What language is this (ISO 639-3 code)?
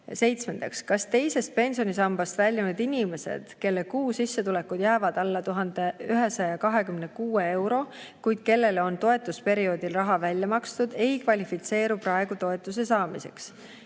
est